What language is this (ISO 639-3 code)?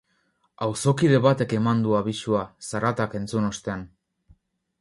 eus